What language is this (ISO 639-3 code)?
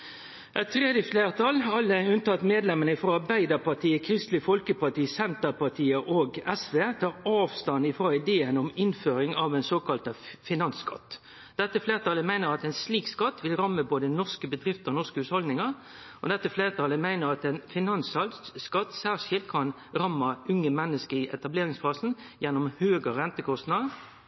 nno